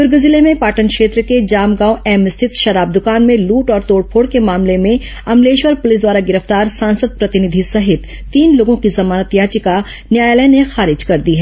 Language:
Hindi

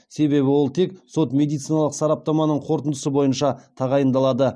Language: Kazakh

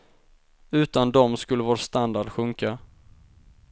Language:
Swedish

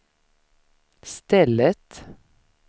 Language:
Swedish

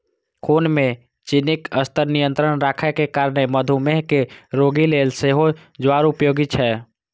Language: Maithili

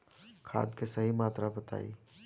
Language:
Bhojpuri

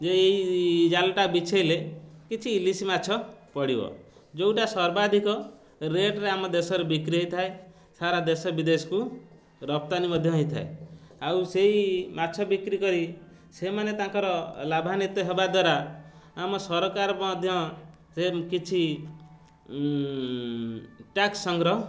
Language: Odia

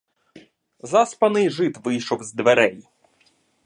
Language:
Ukrainian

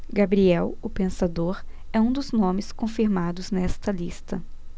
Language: Portuguese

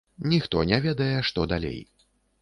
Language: Belarusian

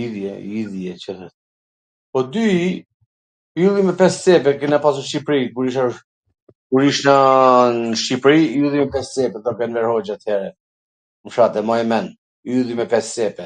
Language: Gheg Albanian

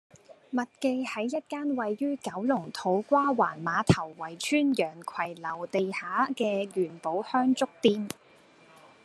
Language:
Cantonese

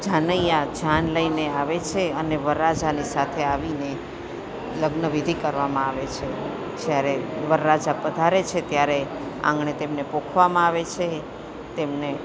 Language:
Gujarati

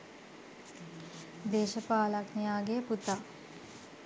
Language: Sinhala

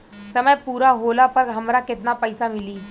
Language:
Bhojpuri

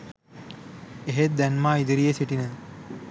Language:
Sinhala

